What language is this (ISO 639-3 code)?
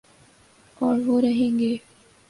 urd